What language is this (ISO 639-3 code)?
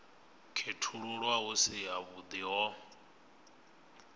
ven